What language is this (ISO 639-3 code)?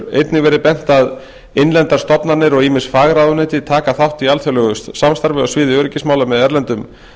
isl